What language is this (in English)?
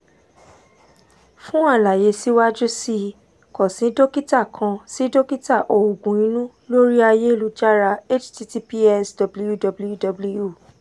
Yoruba